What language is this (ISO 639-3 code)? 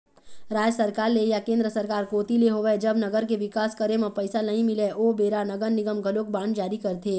hne